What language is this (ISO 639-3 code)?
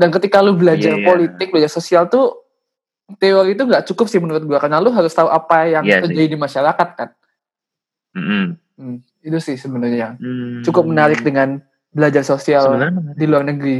ind